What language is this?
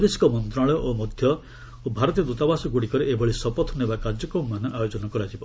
Odia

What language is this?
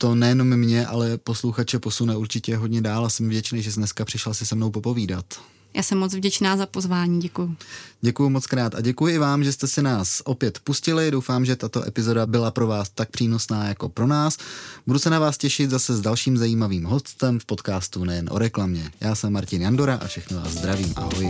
Czech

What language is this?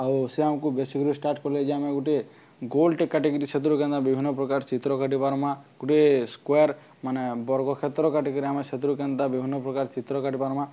Odia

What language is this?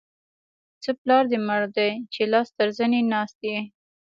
Pashto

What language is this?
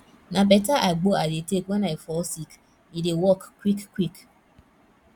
Nigerian Pidgin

